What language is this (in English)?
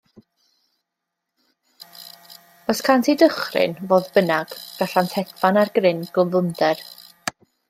Welsh